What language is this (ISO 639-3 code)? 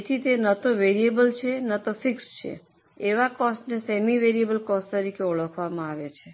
guj